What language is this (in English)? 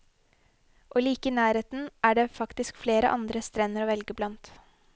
Norwegian